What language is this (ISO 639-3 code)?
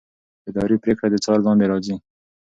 pus